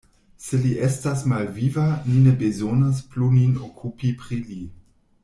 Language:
Esperanto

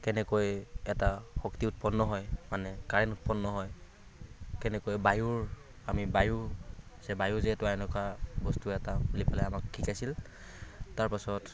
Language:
Assamese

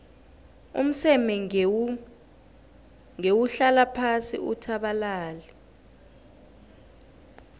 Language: South Ndebele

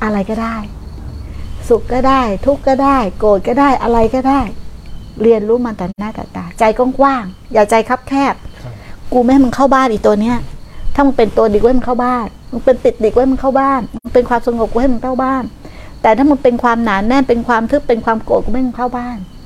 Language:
Thai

